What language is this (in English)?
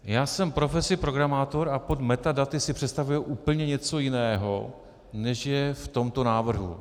Czech